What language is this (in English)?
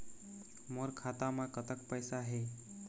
Chhattisgarhi